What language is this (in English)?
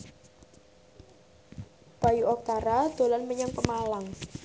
Javanese